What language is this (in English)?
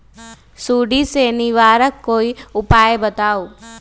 Magahi